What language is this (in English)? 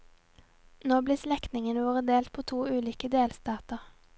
Norwegian